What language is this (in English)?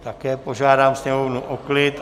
Czech